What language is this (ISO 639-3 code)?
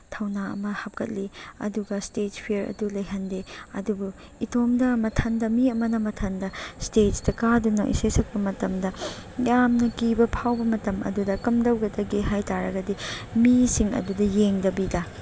mni